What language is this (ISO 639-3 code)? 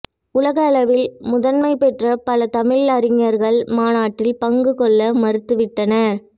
tam